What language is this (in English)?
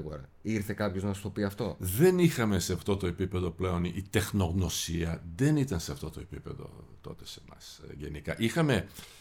Greek